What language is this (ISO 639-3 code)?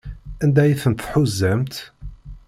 kab